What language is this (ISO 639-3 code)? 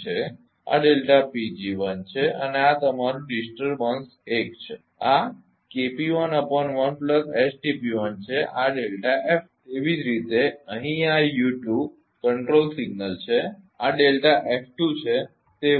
guj